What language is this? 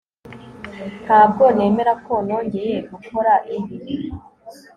Kinyarwanda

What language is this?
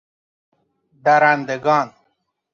Persian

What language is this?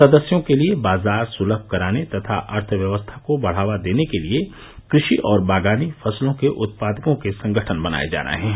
Hindi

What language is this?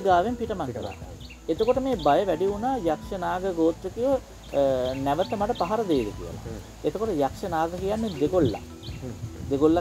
Hindi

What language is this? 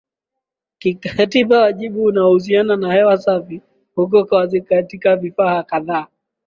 Swahili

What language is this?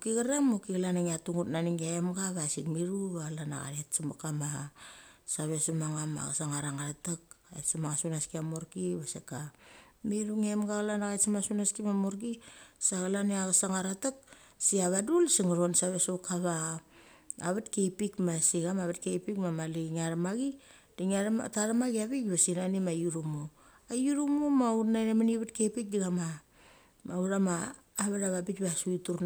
Mali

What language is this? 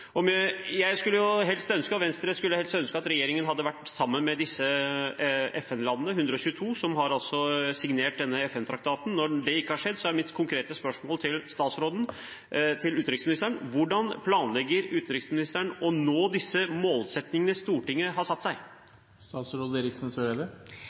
Norwegian Bokmål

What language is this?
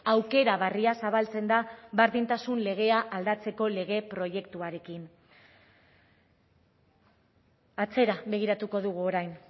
Basque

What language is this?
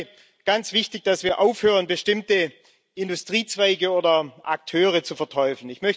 German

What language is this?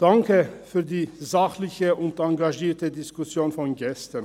Swiss German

